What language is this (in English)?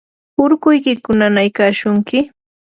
Yanahuanca Pasco Quechua